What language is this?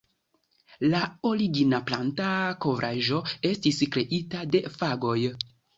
Esperanto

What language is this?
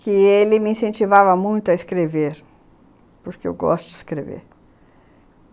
Portuguese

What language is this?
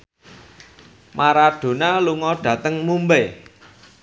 Javanese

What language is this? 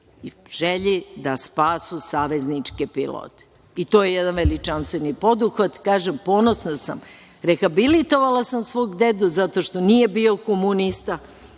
Serbian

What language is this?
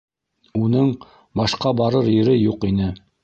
Bashkir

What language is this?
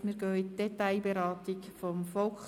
Swiss German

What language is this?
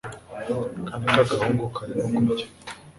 Kinyarwanda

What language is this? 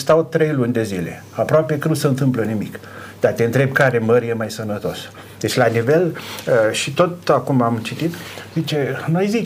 Romanian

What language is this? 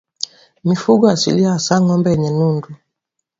Swahili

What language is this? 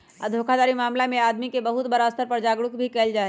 Magahi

